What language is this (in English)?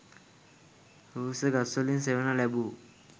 Sinhala